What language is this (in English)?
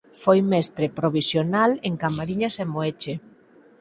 Galician